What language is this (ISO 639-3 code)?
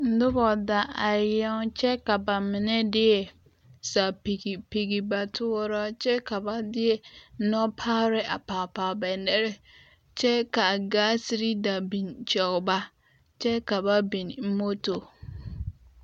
dga